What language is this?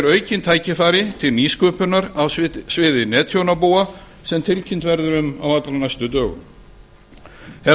Icelandic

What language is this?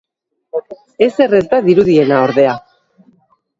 Basque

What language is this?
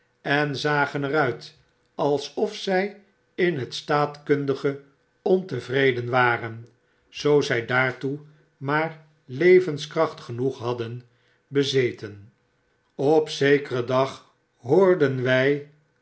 Dutch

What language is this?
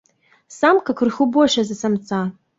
Belarusian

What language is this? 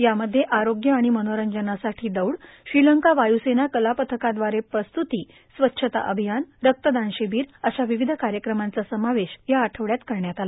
Marathi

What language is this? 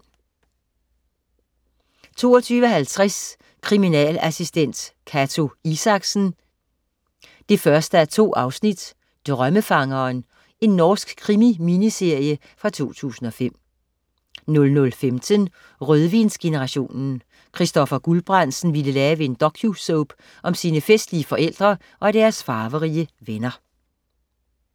Danish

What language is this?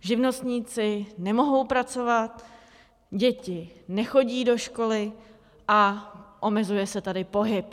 Czech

